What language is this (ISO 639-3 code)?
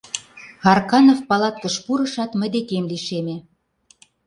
chm